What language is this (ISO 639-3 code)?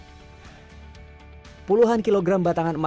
ind